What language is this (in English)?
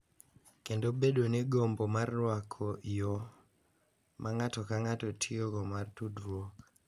Luo (Kenya and Tanzania)